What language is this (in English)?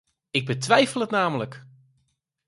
Dutch